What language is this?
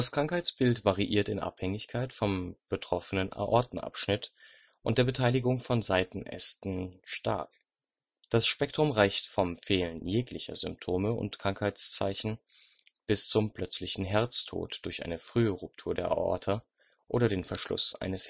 German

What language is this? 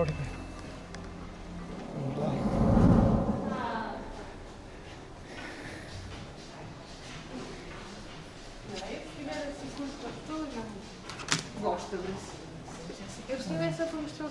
Portuguese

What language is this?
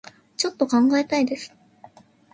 Japanese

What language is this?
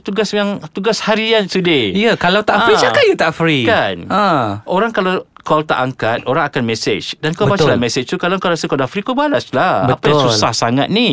Malay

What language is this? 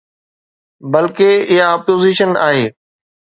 Sindhi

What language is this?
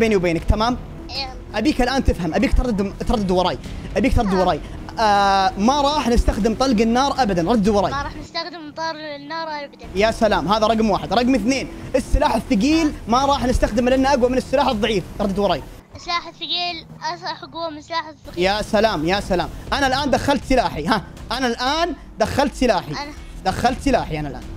Arabic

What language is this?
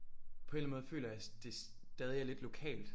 Danish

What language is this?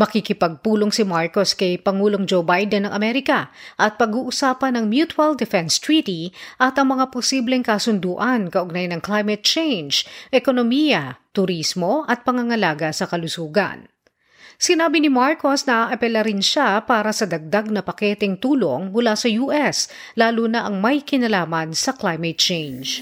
Filipino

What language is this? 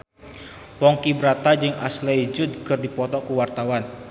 Sundanese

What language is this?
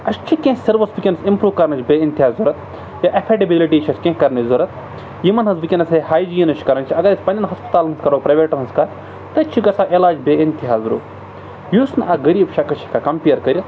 Kashmiri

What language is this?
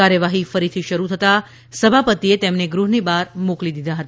Gujarati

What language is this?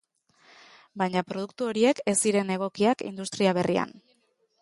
Basque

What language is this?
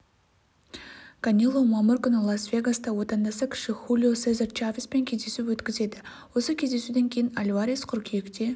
Kazakh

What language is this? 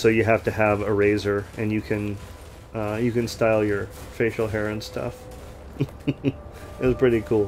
English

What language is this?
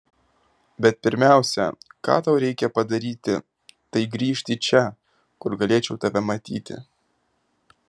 Lithuanian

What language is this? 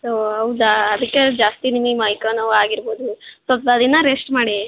Kannada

